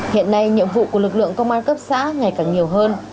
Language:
Vietnamese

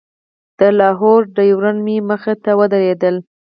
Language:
Pashto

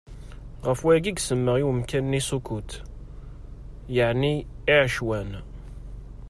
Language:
Kabyle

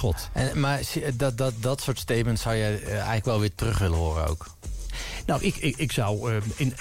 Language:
Dutch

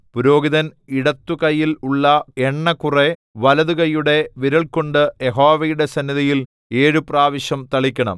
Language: Malayalam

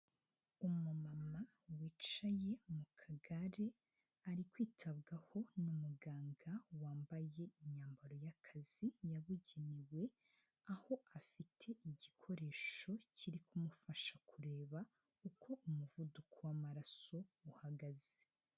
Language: Kinyarwanda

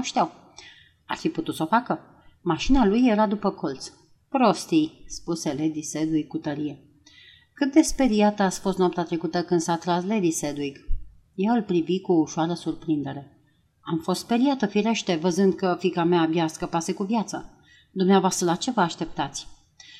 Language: Romanian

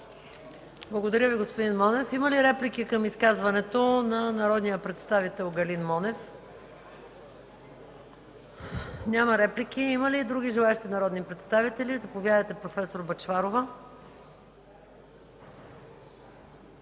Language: Bulgarian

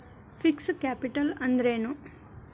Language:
Kannada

